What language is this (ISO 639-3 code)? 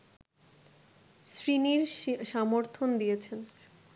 ben